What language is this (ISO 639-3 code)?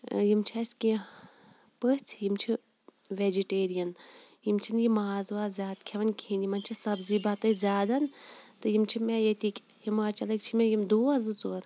kas